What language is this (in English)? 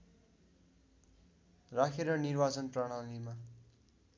Nepali